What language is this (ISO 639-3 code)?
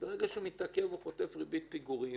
heb